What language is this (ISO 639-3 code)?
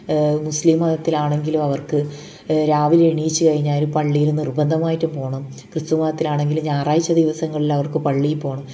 mal